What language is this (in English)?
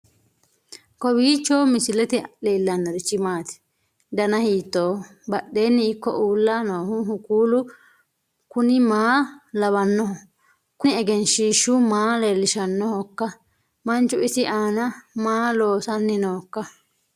Sidamo